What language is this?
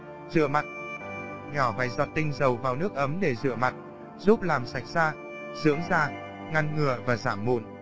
Vietnamese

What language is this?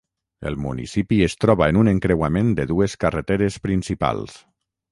Catalan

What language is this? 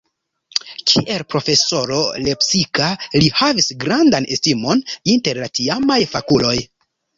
Esperanto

